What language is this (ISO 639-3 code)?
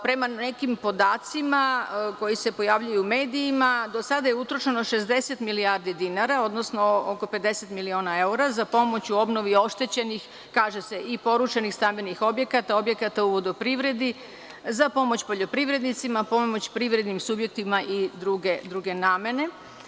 srp